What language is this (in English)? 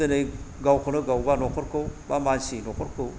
Bodo